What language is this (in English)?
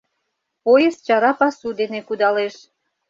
Mari